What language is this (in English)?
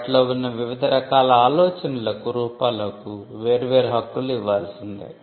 Telugu